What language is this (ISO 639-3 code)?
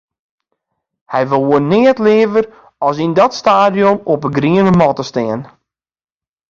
fry